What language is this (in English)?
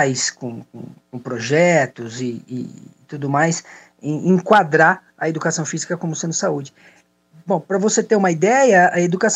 Portuguese